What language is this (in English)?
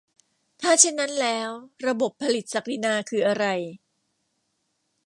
Thai